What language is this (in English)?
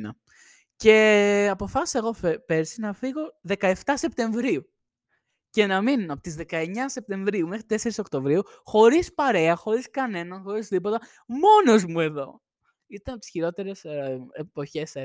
Greek